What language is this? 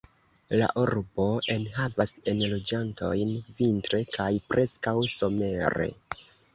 Esperanto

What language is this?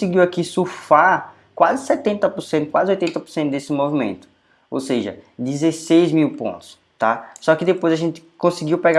Portuguese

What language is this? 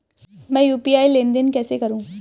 Hindi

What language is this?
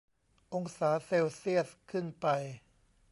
Thai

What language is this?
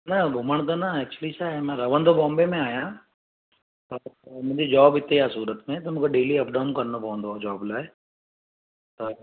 Sindhi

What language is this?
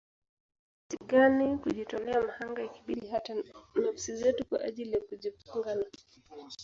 Swahili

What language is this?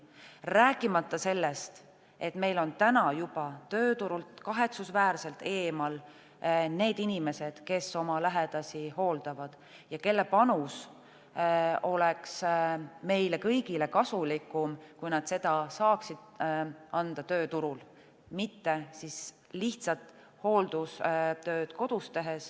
Estonian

